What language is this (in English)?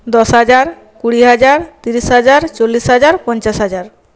Bangla